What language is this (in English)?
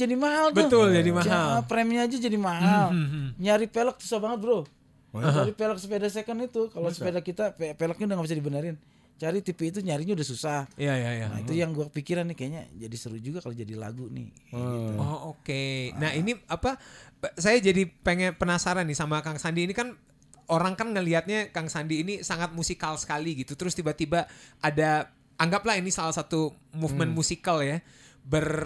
Indonesian